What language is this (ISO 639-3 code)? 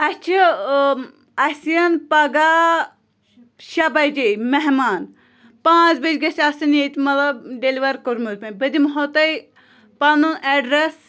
kas